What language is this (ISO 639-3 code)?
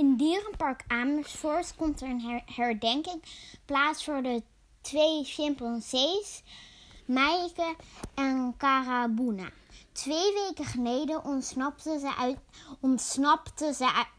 nld